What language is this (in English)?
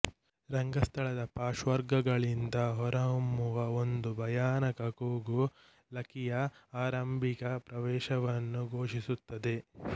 Kannada